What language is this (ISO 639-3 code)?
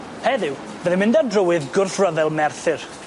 cym